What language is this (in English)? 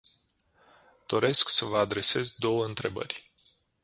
Romanian